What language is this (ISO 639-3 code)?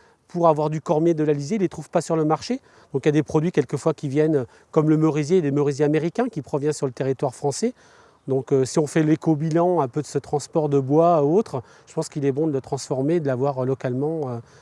fra